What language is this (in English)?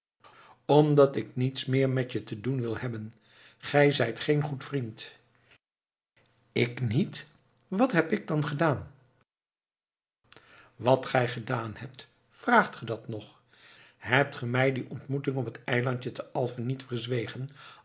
Dutch